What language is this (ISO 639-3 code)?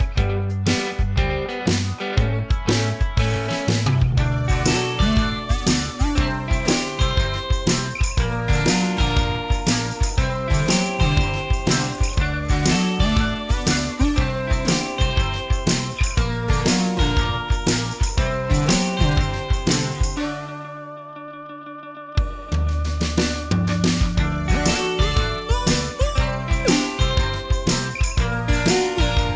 tha